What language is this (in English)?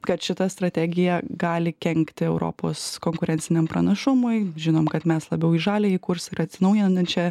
Lithuanian